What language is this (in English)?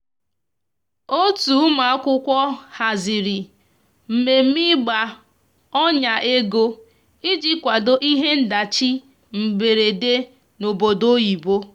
Igbo